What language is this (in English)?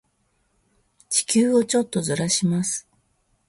Japanese